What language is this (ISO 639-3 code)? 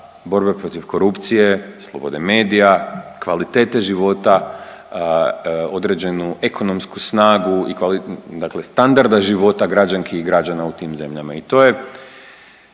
hrv